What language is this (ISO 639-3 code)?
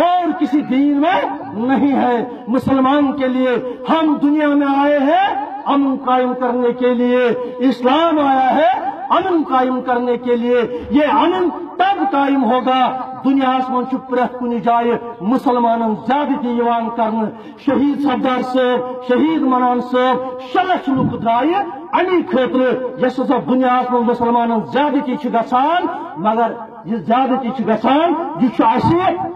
nld